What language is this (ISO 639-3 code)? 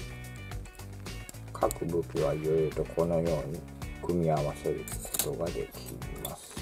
jpn